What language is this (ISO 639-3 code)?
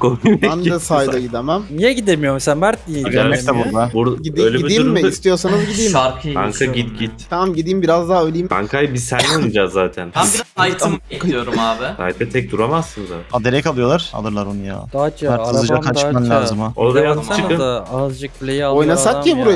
tur